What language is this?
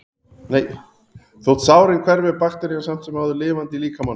Icelandic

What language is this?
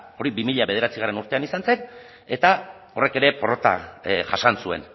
Basque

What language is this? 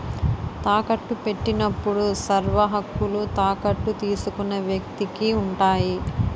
Telugu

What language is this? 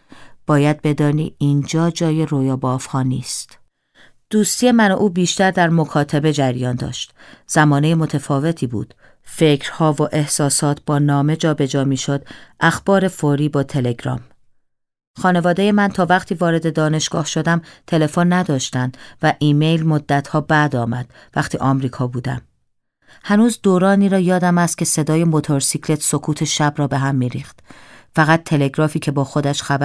Persian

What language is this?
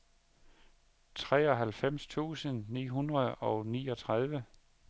Danish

